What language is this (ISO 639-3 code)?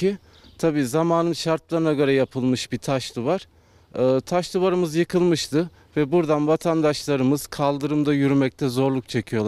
tur